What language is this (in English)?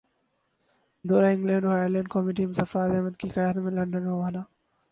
Urdu